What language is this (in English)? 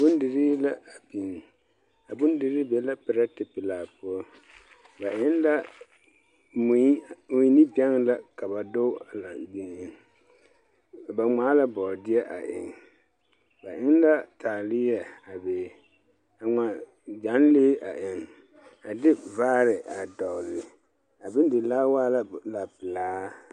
Southern Dagaare